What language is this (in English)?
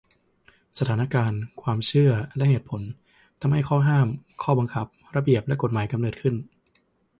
Thai